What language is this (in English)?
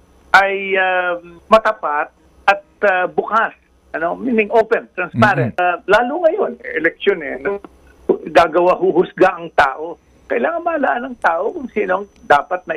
Filipino